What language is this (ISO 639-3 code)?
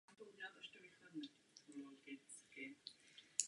ces